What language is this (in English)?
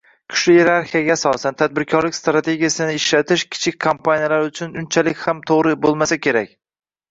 Uzbek